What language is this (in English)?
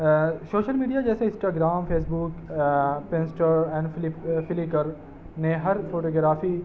Urdu